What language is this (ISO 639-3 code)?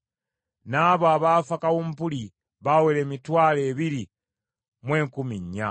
lug